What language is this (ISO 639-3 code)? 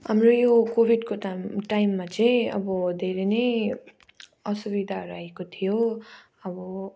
nep